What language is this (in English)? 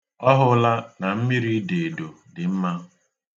Igbo